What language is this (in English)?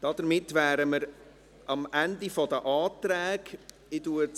Swiss German